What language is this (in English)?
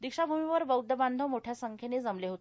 Marathi